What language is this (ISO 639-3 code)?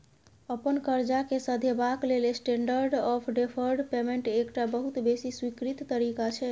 mai